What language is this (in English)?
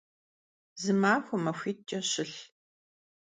Kabardian